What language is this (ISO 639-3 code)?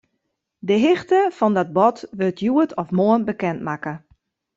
fry